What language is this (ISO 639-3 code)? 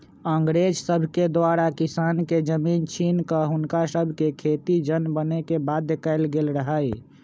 mag